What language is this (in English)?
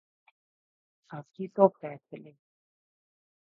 Urdu